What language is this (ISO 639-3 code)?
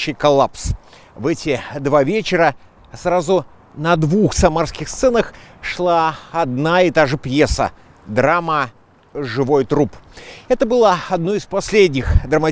rus